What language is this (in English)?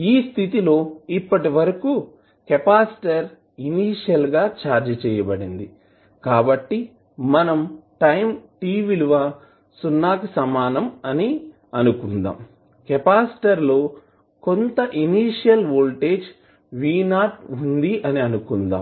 Telugu